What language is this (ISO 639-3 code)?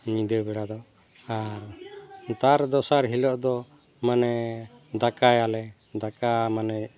sat